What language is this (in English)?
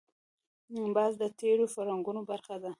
Pashto